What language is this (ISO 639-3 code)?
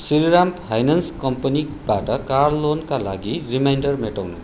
nep